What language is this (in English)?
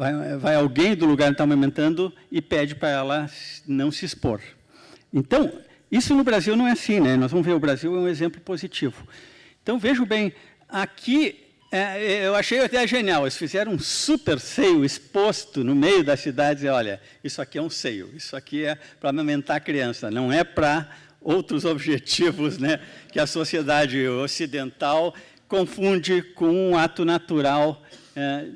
Portuguese